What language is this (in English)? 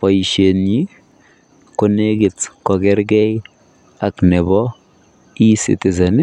Kalenjin